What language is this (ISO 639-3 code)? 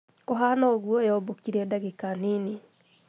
kik